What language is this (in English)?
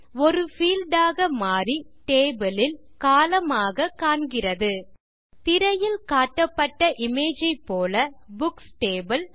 Tamil